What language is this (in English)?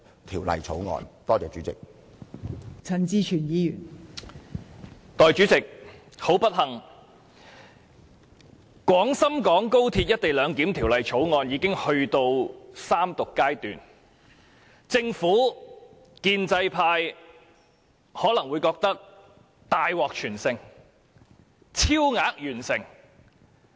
Cantonese